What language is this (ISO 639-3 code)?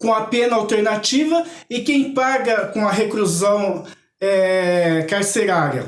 por